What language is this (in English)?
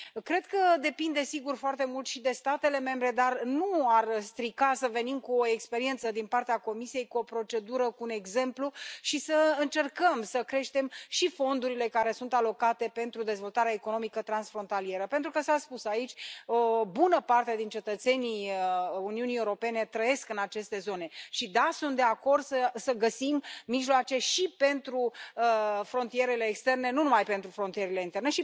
Romanian